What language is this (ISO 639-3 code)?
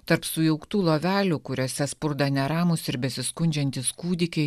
lit